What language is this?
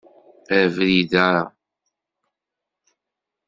Kabyle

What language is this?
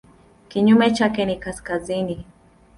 Swahili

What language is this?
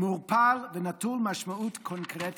Hebrew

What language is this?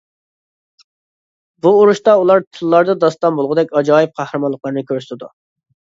Uyghur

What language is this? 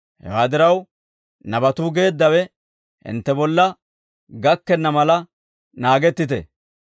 Dawro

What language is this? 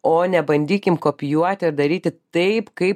Lithuanian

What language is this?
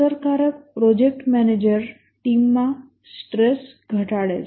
Gujarati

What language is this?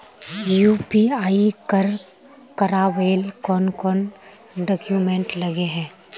Magahi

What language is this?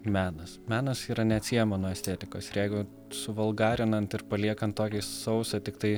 Lithuanian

